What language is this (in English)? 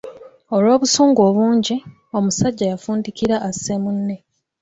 Ganda